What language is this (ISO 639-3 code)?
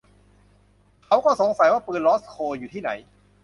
tha